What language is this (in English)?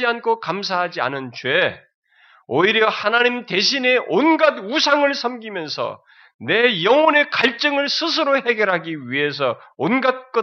Korean